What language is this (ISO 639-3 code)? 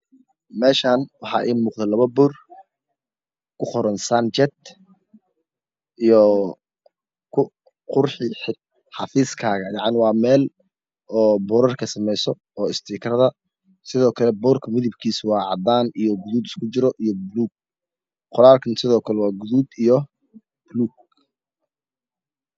som